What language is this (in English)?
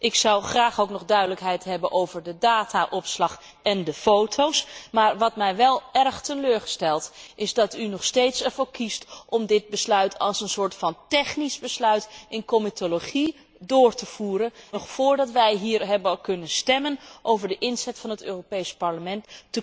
Dutch